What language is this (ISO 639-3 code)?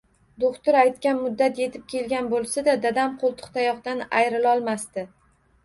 uzb